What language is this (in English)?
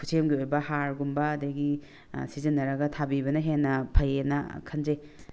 Manipuri